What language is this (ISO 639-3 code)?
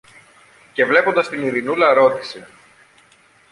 ell